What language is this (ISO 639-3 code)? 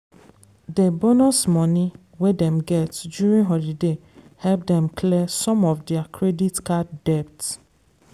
pcm